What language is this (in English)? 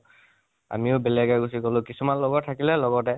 Assamese